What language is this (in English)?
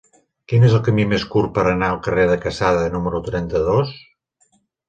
Catalan